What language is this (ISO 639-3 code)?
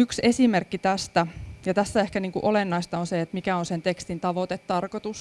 fin